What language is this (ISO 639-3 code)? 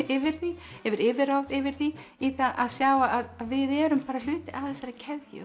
isl